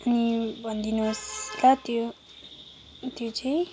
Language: Nepali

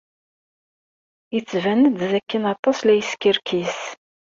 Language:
Kabyle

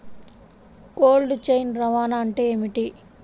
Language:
Telugu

